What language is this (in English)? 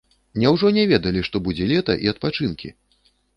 Belarusian